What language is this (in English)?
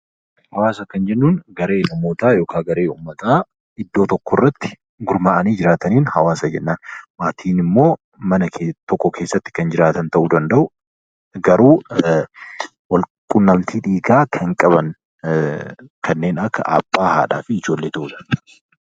Oromo